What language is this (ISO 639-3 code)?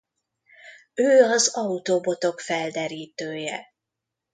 hun